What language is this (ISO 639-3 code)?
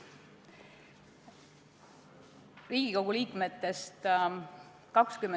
est